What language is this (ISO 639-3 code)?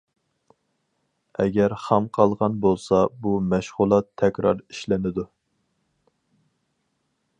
uig